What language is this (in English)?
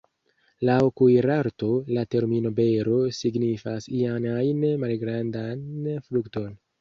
Esperanto